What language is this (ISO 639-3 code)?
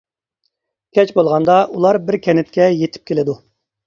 uig